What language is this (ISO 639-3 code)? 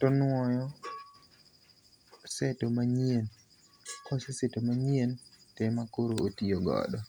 luo